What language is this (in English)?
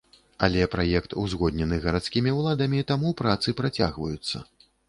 Belarusian